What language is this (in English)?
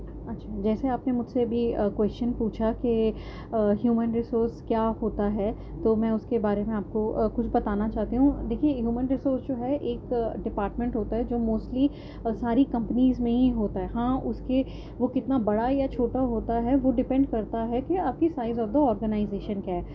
Urdu